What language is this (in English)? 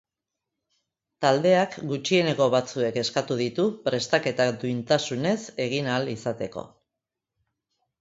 Basque